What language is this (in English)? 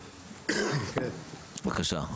Hebrew